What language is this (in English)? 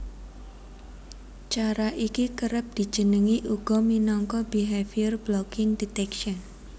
Javanese